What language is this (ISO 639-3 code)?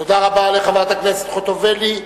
heb